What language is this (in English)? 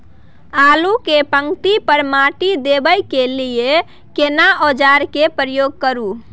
Maithili